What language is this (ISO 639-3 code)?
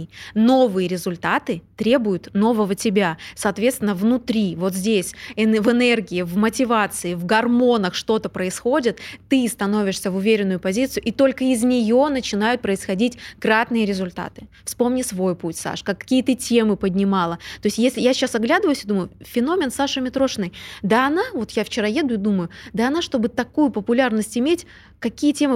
rus